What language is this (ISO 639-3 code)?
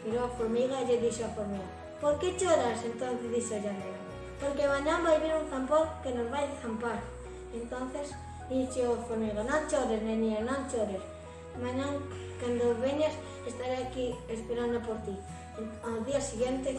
spa